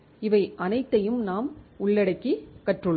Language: Tamil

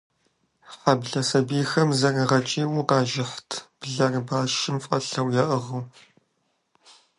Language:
Kabardian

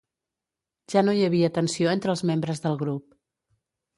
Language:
Catalan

